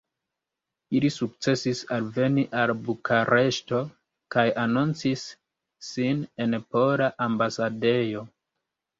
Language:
Esperanto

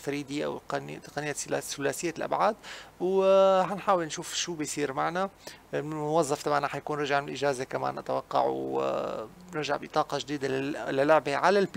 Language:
Arabic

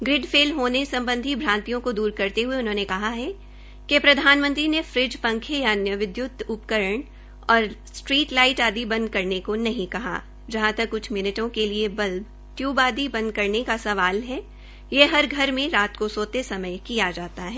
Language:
Hindi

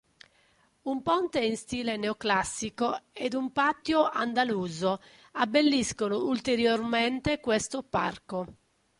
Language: Italian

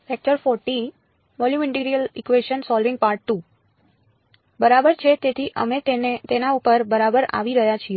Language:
Gujarati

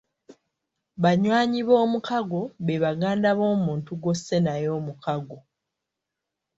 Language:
Ganda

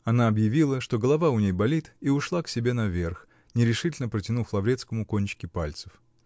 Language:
Russian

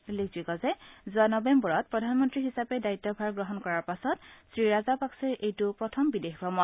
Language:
Assamese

